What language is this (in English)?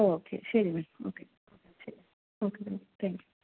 Malayalam